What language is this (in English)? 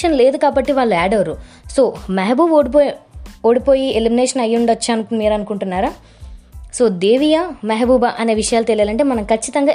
Telugu